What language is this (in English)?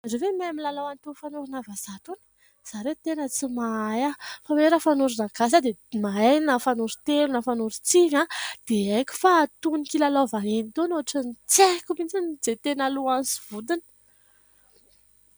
Malagasy